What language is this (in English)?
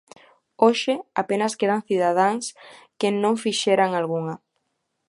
Galician